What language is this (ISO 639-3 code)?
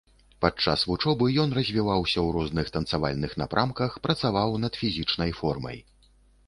bel